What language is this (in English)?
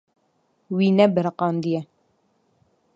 Kurdish